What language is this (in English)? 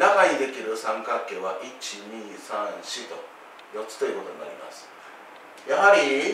Japanese